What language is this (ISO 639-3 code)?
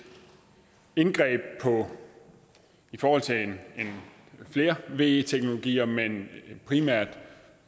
dan